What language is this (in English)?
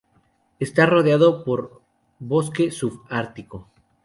Spanish